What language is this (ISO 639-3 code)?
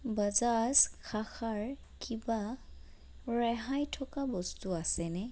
asm